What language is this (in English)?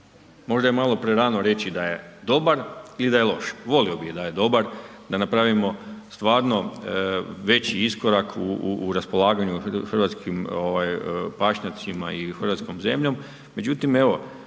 Croatian